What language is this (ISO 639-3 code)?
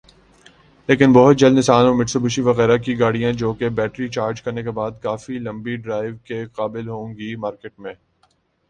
urd